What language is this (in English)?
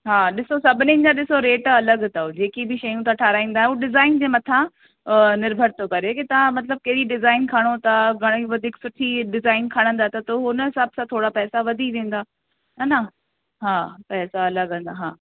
Sindhi